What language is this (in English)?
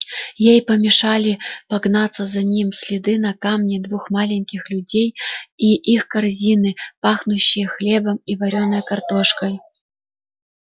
Russian